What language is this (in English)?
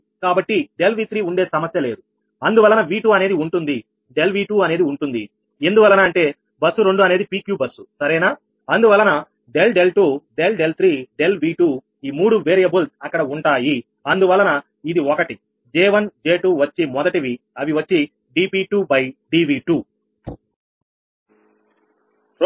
Telugu